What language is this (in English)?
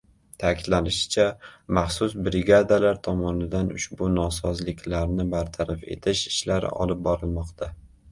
Uzbek